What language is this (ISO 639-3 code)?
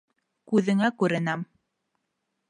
bak